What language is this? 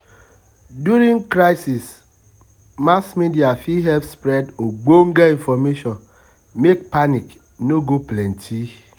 Nigerian Pidgin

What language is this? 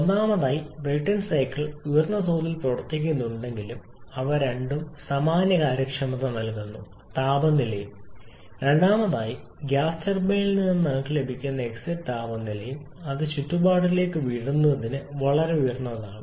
Malayalam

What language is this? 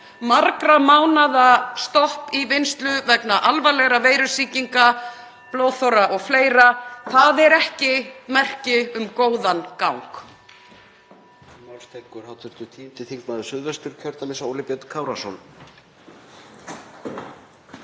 Icelandic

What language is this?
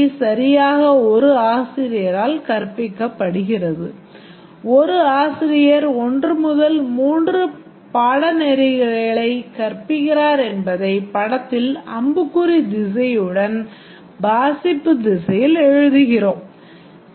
Tamil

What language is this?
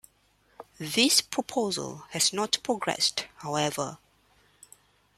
English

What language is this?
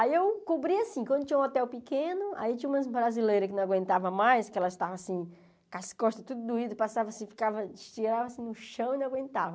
Portuguese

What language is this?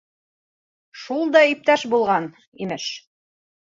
Bashkir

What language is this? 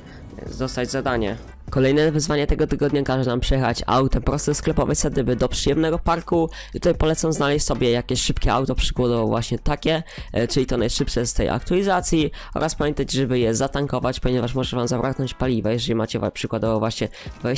Polish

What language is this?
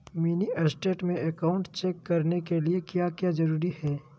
Magahi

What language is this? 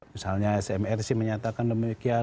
Indonesian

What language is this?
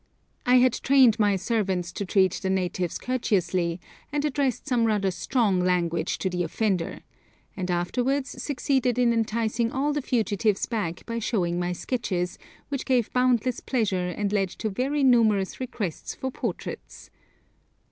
English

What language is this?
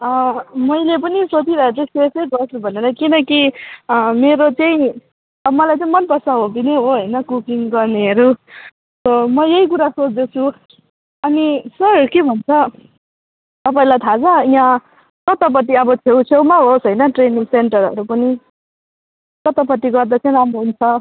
Nepali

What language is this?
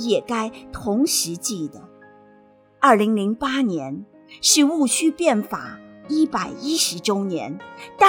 Chinese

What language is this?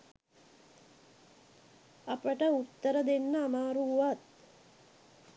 Sinhala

